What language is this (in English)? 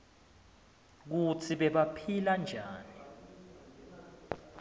Swati